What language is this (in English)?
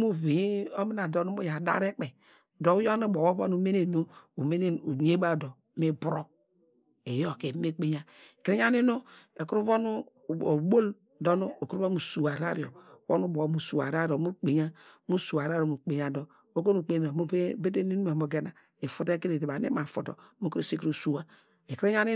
Degema